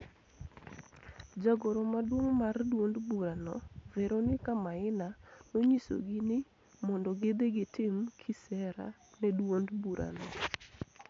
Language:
Luo (Kenya and Tanzania)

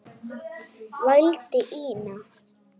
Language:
Icelandic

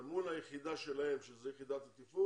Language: Hebrew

